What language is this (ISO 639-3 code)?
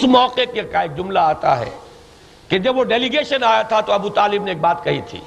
urd